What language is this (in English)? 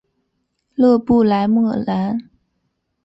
Chinese